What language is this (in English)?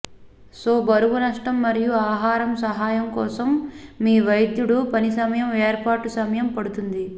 Telugu